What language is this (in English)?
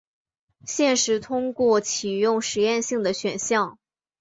Chinese